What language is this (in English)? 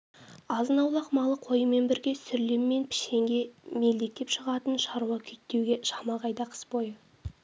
Kazakh